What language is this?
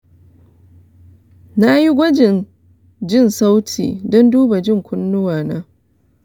Hausa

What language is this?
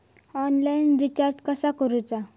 Marathi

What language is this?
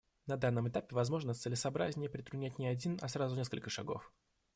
Russian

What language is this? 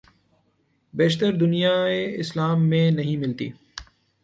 Urdu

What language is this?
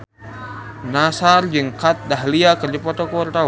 Sundanese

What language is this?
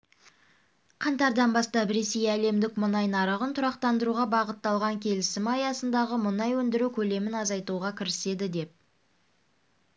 Kazakh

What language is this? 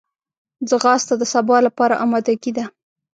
Pashto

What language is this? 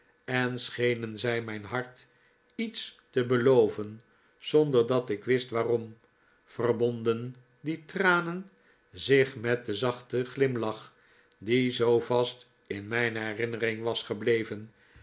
Dutch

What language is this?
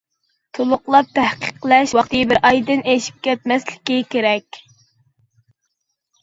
Uyghur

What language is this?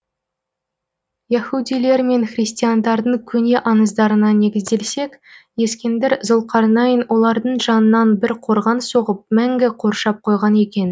Kazakh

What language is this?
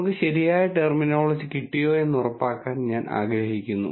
Malayalam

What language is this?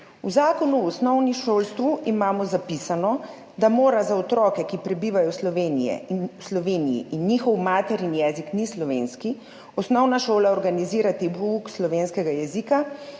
Slovenian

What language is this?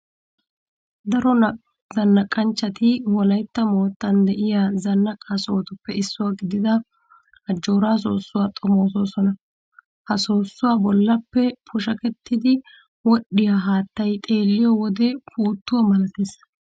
Wolaytta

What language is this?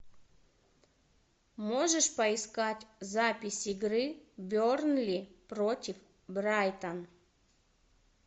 Russian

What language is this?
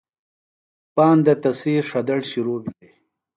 Phalura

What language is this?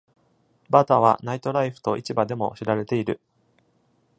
Japanese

